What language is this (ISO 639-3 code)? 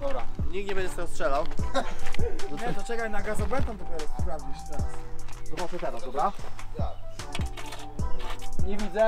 pol